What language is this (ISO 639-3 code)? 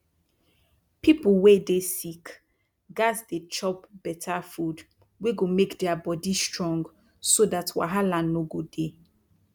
pcm